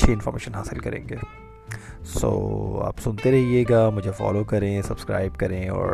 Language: Urdu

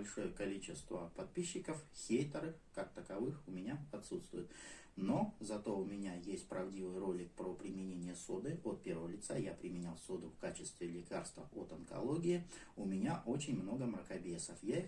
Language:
Russian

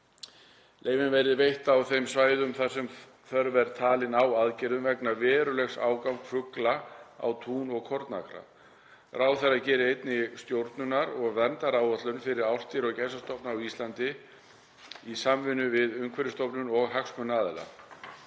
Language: Icelandic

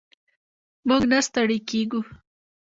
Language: Pashto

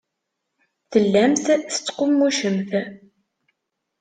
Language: Kabyle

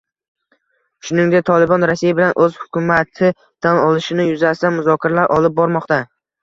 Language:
Uzbek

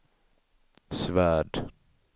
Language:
Swedish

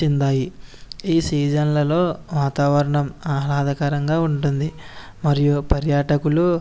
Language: Telugu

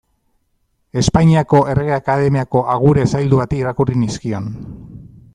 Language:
Basque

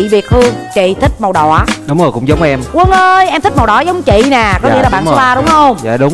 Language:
Vietnamese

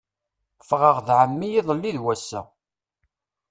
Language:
Kabyle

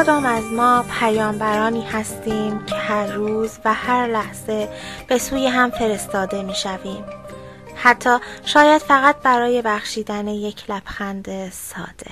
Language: Persian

